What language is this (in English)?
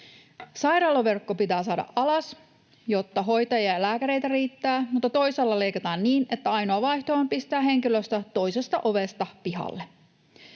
Finnish